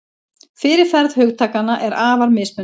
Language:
Icelandic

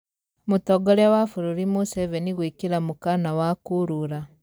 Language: Kikuyu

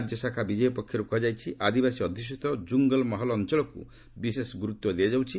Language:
Odia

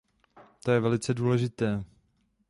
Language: Czech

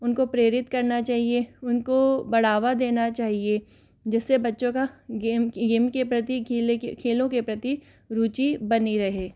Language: Hindi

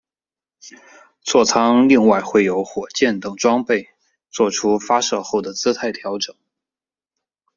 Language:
Chinese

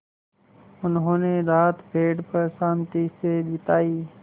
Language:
Hindi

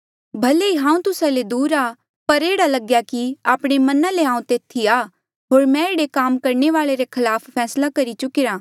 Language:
Mandeali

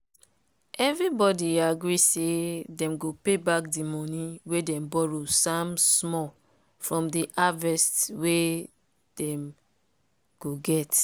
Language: Nigerian Pidgin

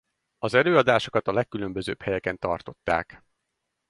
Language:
Hungarian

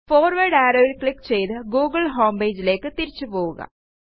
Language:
Malayalam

